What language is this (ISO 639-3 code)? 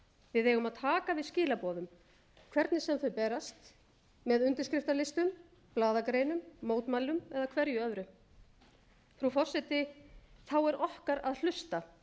isl